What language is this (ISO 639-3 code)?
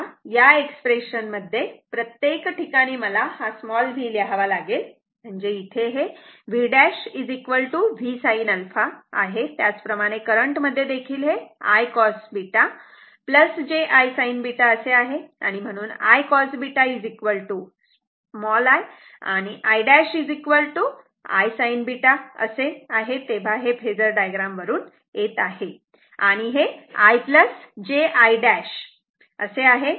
mar